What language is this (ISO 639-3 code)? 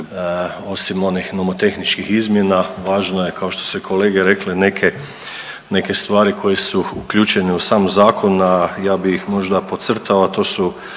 hrv